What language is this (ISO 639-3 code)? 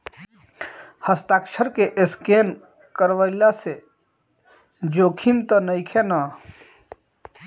bho